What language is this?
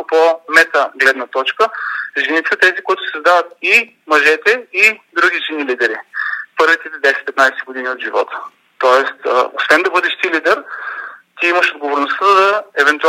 Bulgarian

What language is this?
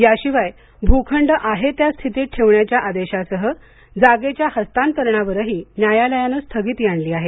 Marathi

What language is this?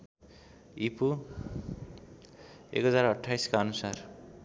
Nepali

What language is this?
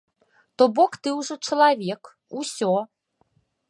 Belarusian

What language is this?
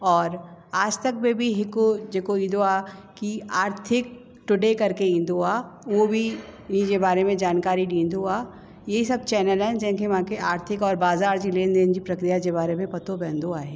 Sindhi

